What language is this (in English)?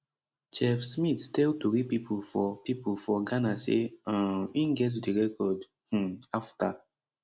Nigerian Pidgin